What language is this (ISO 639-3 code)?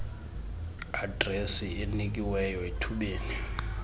xho